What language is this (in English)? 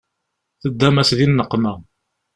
Kabyle